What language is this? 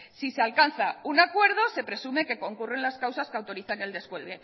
Spanish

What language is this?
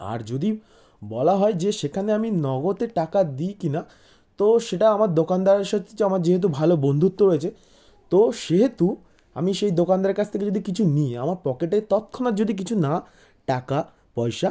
Bangla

